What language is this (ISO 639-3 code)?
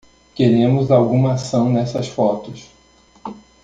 por